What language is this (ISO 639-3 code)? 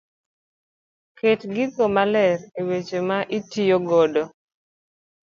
luo